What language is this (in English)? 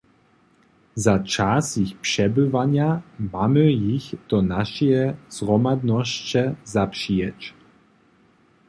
Upper Sorbian